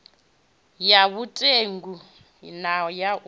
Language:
Venda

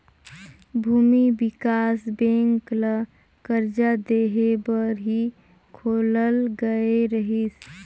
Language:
Chhattisgarhi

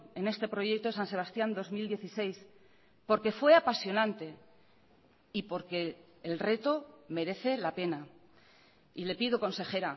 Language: Spanish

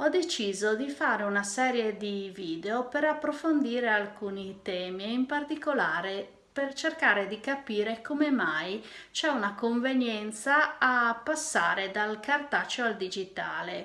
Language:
Italian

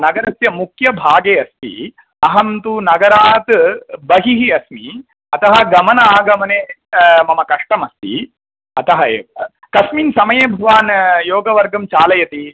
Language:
Sanskrit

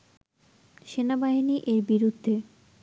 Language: Bangla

